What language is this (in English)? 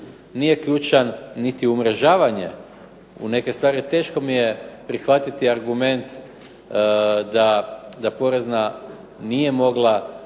Croatian